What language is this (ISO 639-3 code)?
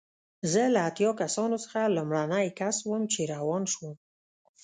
pus